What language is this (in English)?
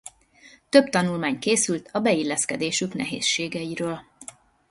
Hungarian